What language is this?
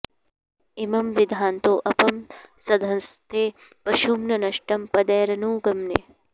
Sanskrit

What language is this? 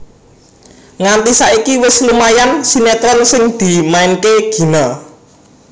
Javanese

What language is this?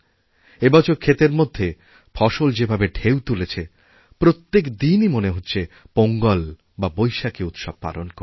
Bangla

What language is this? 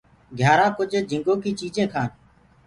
Gurgula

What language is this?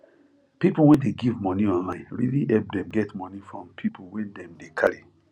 Nigerian Pidgin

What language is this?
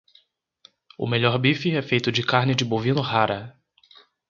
Portuguese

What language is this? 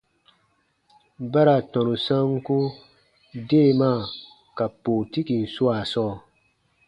Baatonum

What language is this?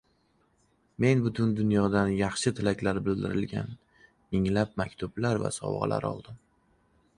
Uzbek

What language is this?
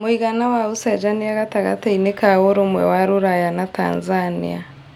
Kikuyu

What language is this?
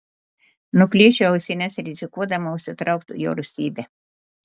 Lithuanian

